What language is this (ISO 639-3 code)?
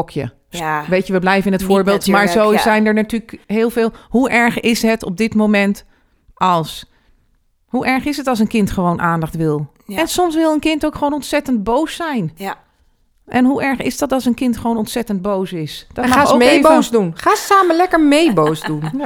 nld